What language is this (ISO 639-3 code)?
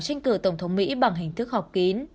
vie